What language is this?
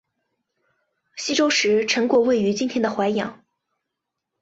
Chinese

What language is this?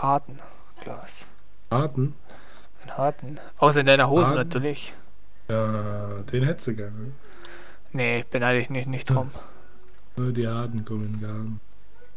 German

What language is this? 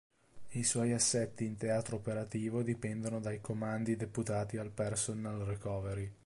Italian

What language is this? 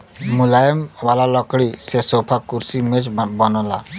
Bhojpuri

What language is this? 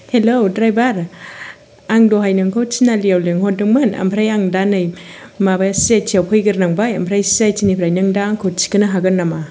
Bodo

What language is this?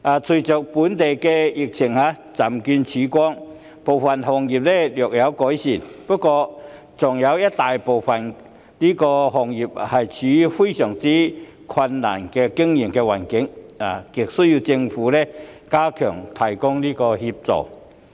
Cantonese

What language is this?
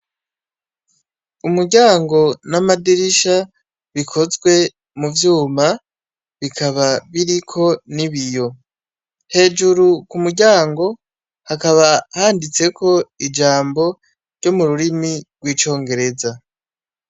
Rundi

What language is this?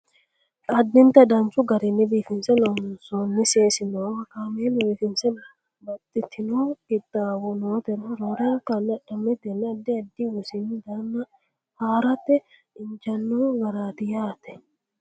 Sidamo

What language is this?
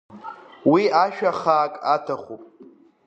Abkhazian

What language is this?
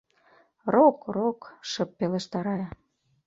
Mari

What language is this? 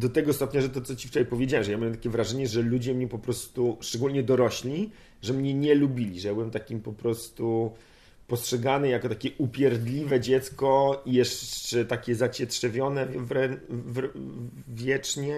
Polish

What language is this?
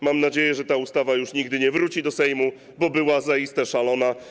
Polish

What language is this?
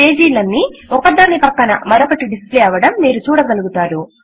Telugu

